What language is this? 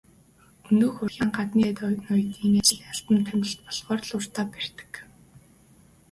Mongolian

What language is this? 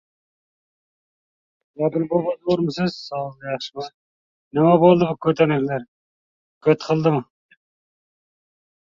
Uzbek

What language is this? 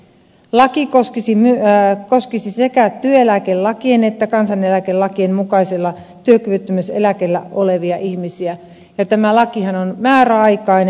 Finnish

